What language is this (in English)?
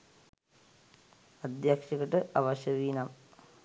Sinhala